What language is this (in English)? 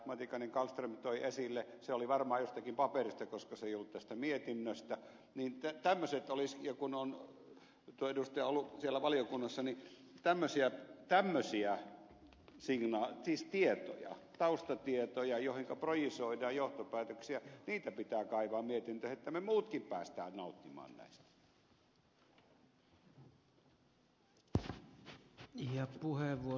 Finnish